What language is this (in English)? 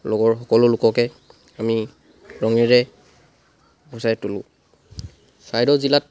Assamese